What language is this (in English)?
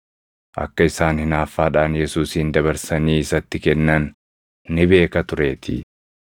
Oromo